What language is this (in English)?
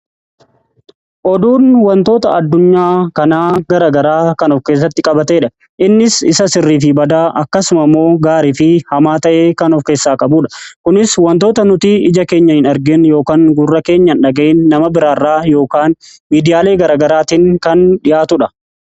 Oromo